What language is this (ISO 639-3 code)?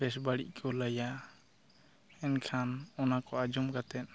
sat